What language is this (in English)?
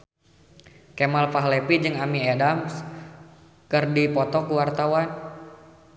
Sundanese